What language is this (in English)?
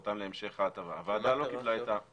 Hebrew